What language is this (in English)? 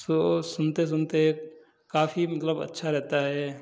Hindi